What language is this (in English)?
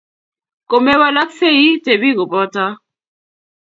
Kalenjin